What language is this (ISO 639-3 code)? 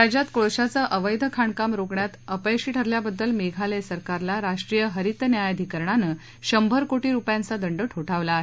mar